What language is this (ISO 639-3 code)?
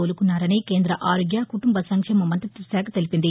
tel